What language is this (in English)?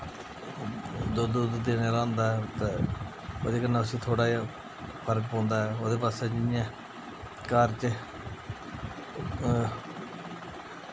Dogri